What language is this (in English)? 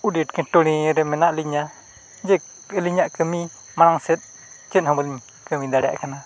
Santali